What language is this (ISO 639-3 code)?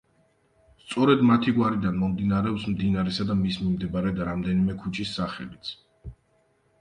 kat